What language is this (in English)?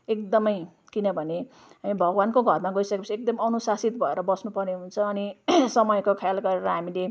Nepali